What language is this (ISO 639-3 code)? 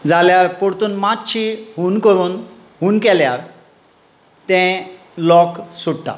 kok